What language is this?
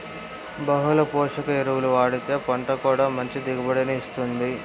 Telugu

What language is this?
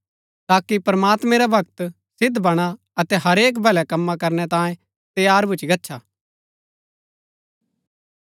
Gaddi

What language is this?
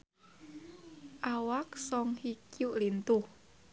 Sundanese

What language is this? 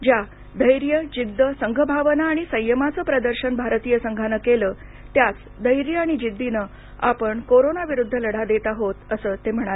Marathi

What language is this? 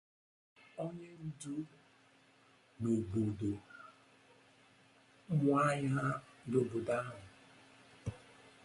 Igbo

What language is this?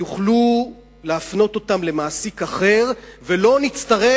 Hebrew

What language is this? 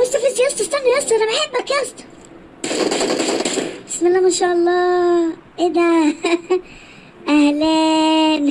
Arabic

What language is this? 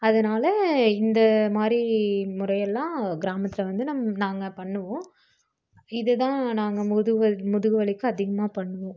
Tamil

